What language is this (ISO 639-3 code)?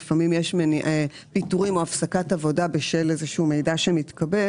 heb